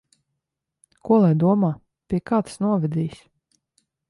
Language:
Latvian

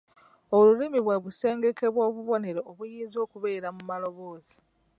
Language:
Ganda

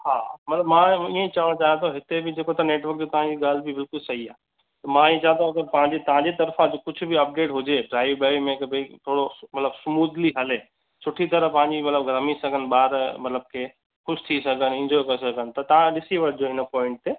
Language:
Sindhi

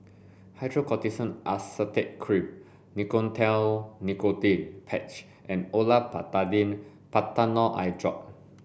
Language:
English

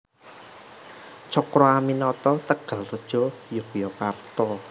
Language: Javanese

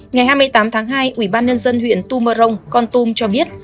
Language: Vietnamese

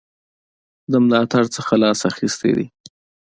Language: Pashto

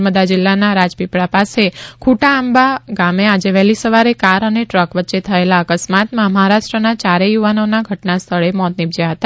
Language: Gujarati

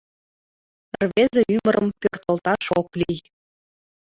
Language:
Mari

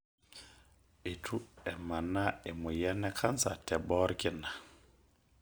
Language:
Masai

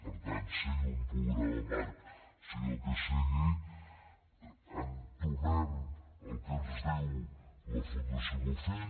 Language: Catalan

